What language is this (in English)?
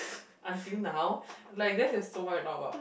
English